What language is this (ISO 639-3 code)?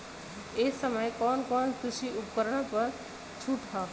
bho